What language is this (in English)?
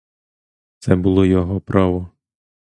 Ukrainian